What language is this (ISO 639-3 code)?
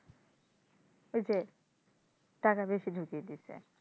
ben